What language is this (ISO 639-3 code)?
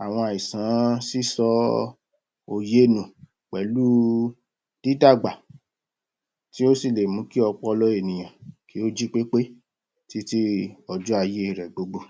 yor